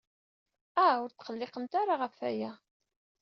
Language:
Kabyle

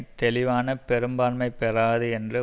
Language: Tamil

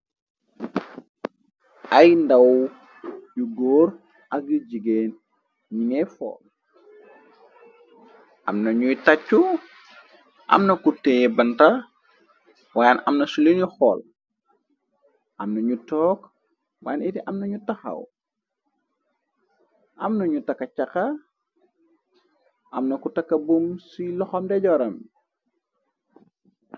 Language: Wolof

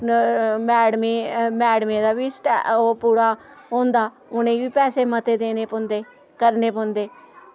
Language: Dogri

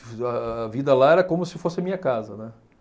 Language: Portuguese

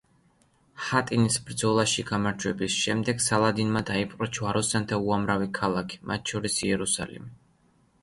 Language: Georgian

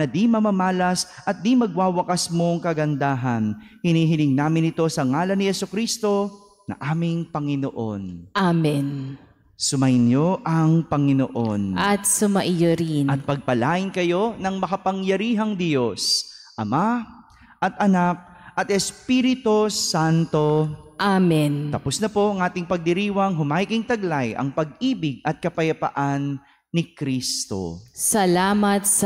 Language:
Filipino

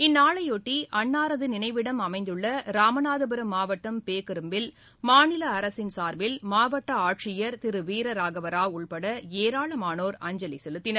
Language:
Tamil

